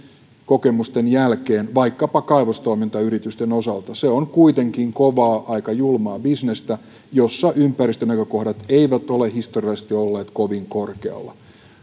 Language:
Finnish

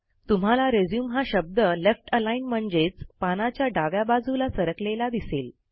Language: Marathi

